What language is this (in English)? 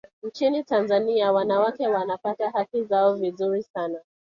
Swahili